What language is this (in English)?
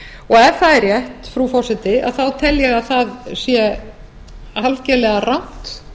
Icelandic